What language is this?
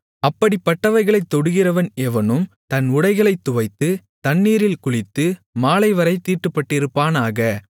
Tamil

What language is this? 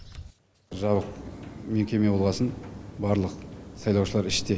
Kazakh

